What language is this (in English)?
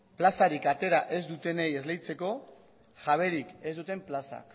Basque